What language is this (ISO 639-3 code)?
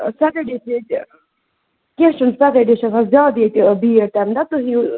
kas